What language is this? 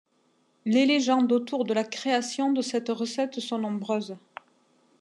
French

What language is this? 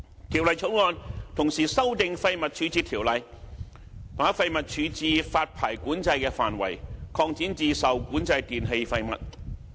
Cantonese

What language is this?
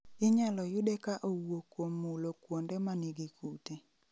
Luo (Kenya and Tanzania)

